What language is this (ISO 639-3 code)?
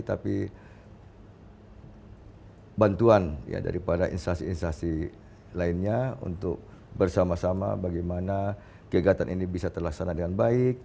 ind